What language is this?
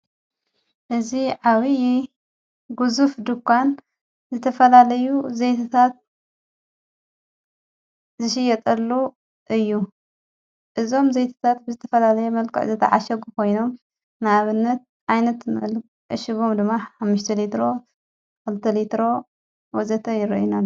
Tigrinya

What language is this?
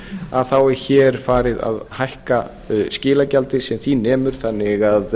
Icelandic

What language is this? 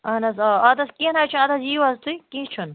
Kashmiri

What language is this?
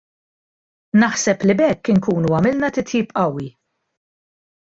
Maltese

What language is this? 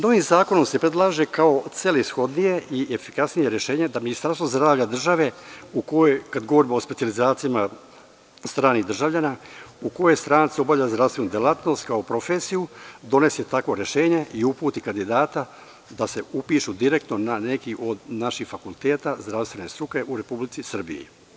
Serbian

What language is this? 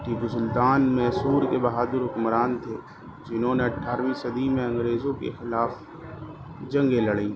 Urdu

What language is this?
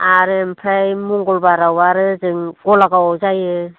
Bodo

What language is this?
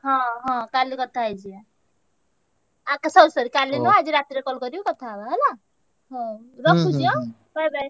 Odia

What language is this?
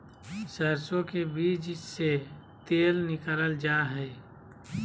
Magahi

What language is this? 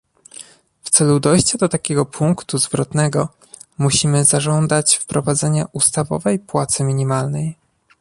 Polish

